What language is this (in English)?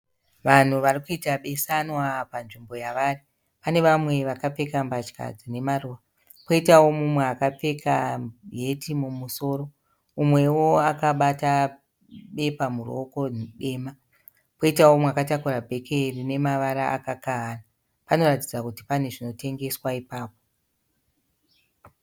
Shona